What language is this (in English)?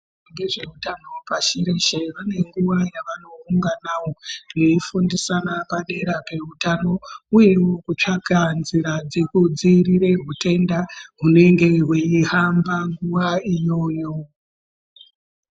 Ndau